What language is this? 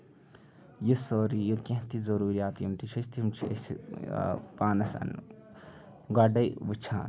Kashmiri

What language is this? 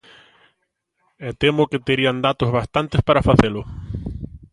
Galician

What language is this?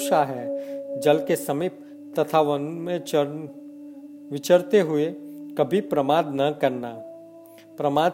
Hindi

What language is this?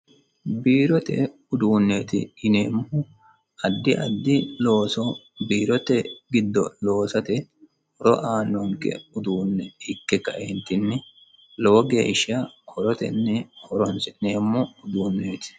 Sidamo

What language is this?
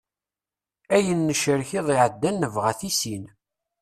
Kabyle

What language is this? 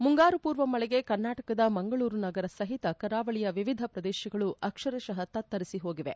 Kannada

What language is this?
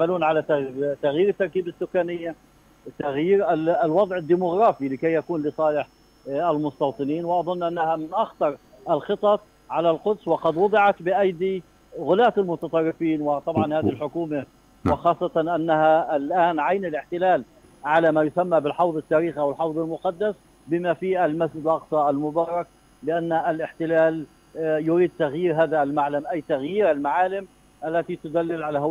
Arabic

